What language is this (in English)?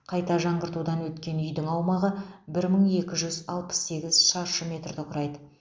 Kazakh